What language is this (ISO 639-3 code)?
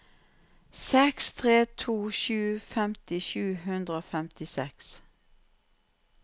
nor